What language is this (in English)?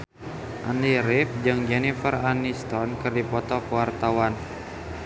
Sundanese